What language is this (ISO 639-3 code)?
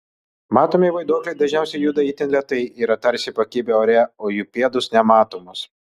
lit